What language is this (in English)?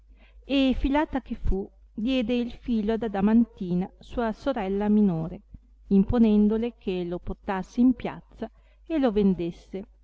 Italian